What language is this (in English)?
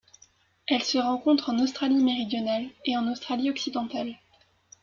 French